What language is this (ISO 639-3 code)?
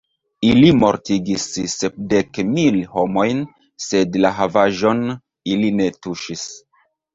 epo